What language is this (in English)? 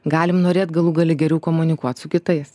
Lithuanian